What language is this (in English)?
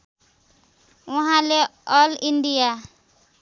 Nepali